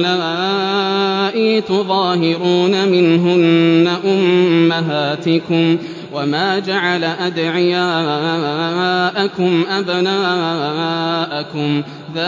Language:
Arabic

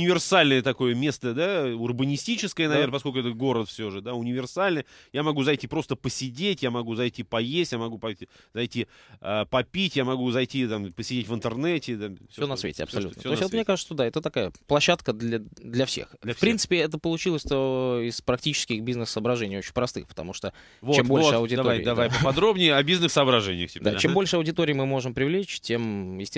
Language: Russian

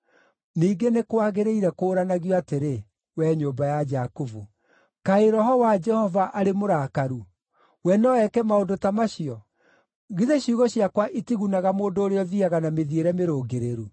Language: Kikuyu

